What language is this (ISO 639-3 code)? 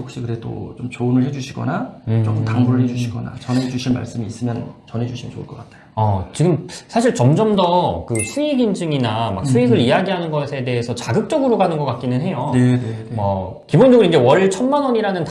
kor